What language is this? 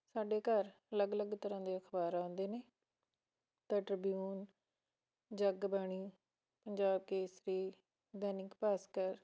Punjabi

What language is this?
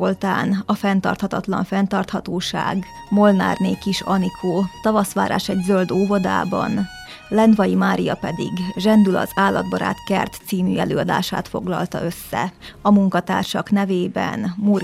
Hungarian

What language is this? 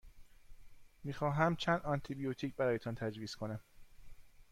Persian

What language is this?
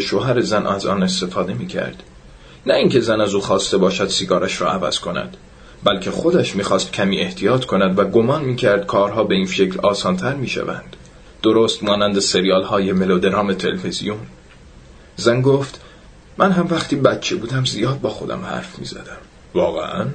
Persian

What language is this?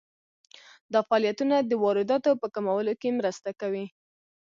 Pashto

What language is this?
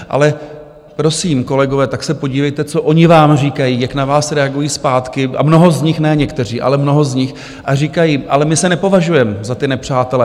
Czech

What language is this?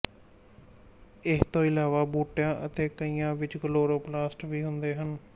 Punjabi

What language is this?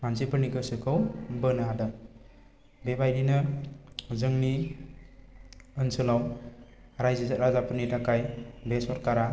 Bodo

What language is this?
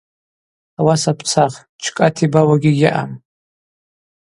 Abaza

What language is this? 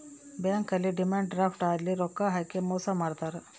Kannada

